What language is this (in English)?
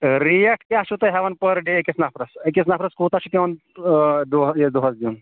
Kashmiri